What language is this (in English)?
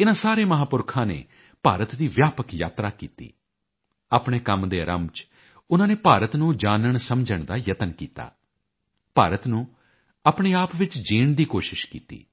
Punjabi